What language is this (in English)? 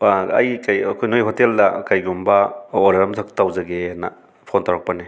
Manipuri